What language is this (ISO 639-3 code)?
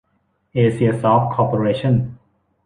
tha